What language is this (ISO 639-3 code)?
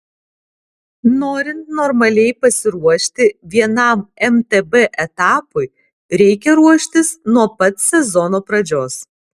lit